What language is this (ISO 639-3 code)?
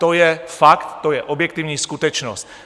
ces